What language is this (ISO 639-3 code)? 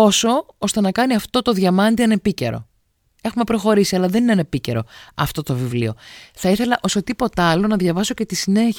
ell